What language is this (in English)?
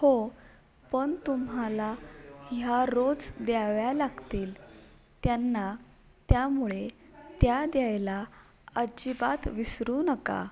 Marathi